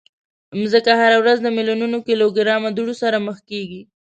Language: Pashto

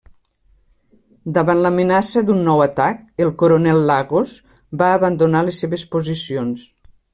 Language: Catalan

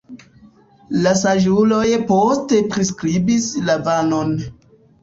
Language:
Esperanto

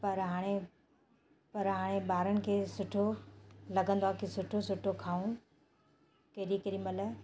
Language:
Sindhi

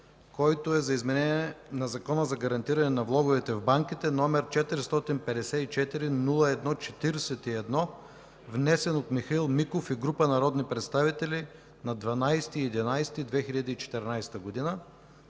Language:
Bulgarian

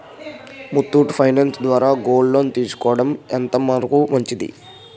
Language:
Telugu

